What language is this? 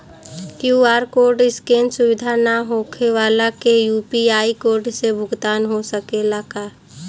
Bhojpuri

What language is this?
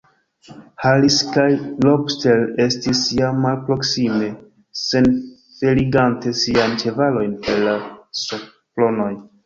Esperanto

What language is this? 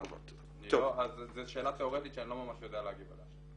Hebrew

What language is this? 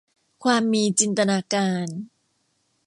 Thai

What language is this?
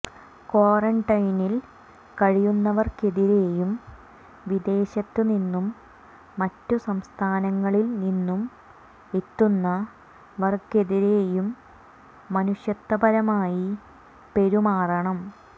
Malayalam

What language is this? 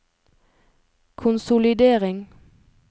Norwegian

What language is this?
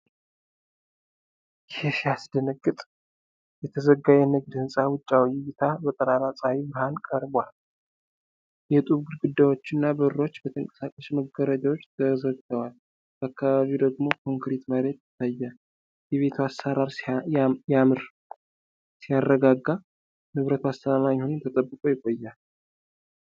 Amharic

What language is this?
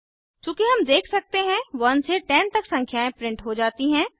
Hindi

